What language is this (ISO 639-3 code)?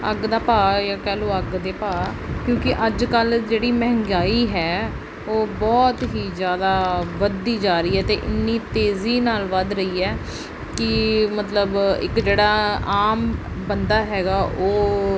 pan